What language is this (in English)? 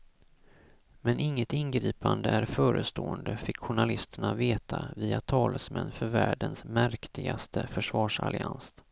Swedish